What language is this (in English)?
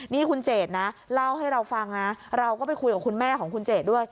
Thai